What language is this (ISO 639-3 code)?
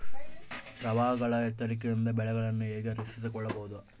kan